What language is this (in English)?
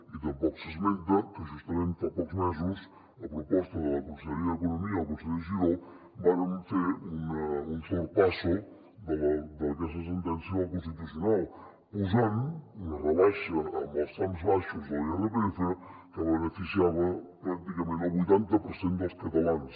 Catalan